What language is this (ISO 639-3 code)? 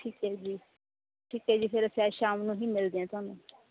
pan